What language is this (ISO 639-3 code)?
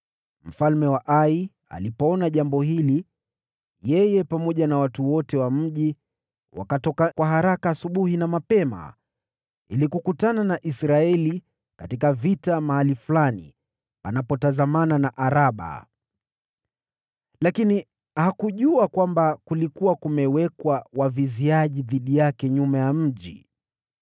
swa